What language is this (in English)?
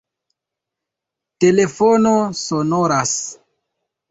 Esperanto